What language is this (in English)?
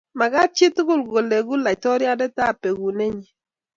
Kalenjin